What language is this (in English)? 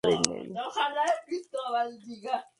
Spanish